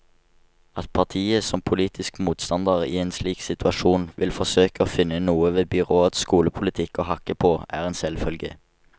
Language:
Norwegian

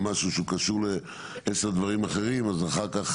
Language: Hebrew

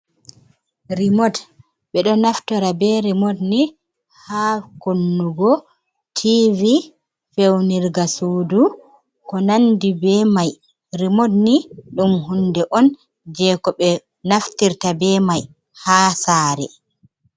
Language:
Fula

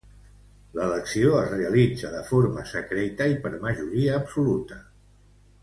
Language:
Catalan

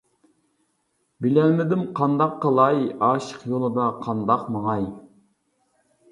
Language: Uyghur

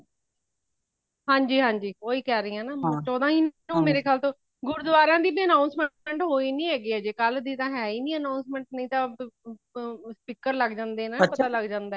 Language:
Punjabi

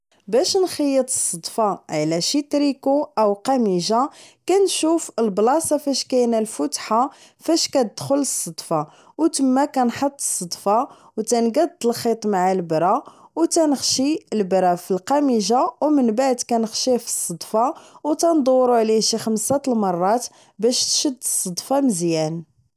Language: Moroccan Arabic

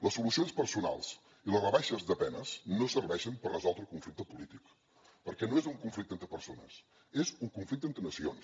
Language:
Catalan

